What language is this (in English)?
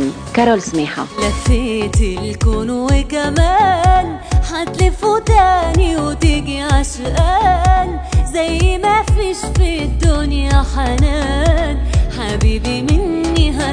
Arabic